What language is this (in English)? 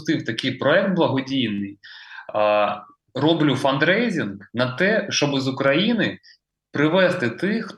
Ukrainian